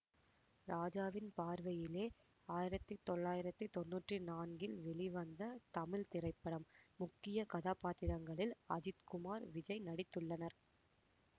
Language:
Tamil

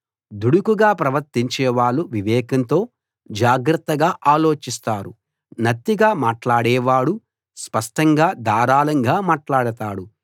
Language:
Telugu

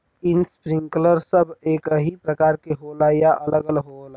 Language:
Bhojpuri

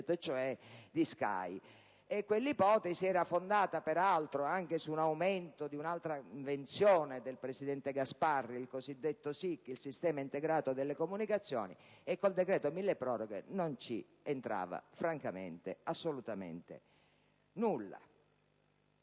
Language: Italian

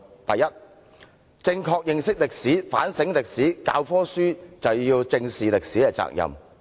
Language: Cantonese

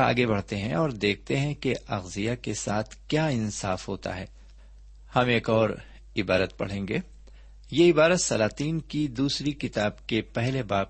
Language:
Urdu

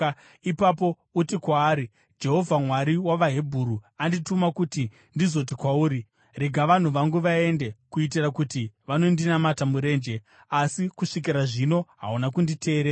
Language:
Shona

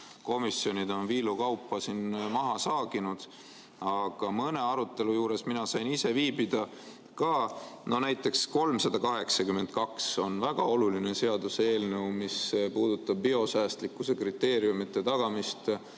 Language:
Estonian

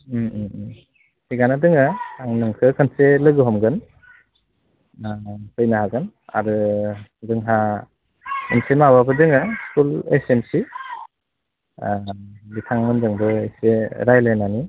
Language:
Bodo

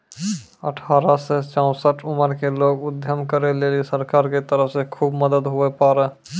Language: Maithili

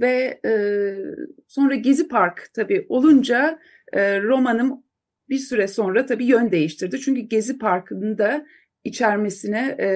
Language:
Turkish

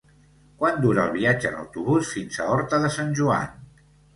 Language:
Catalan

